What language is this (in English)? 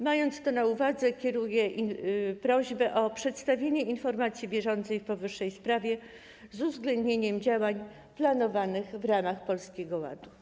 Polish